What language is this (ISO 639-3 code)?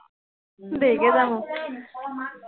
asm